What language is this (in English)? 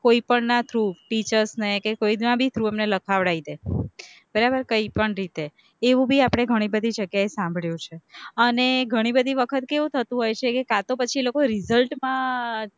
Gujarati